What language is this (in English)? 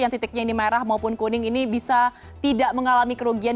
Indonesian